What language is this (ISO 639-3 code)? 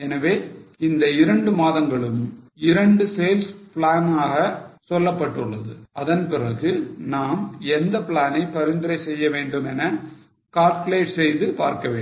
tam